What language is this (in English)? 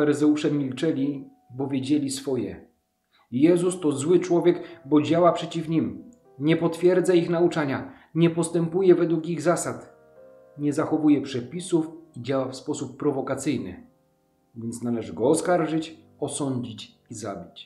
Polish